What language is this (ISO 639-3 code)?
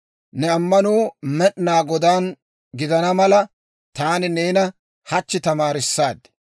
dwr